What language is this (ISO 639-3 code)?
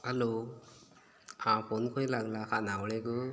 kok